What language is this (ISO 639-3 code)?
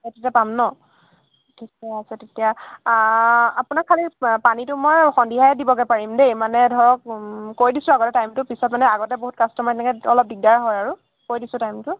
asm